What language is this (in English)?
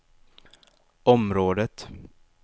Swedish